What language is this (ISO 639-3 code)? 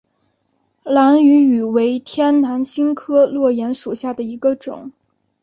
zho